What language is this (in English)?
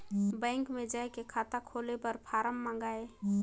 Chhattisgarhi